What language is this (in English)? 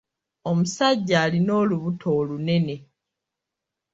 Ganda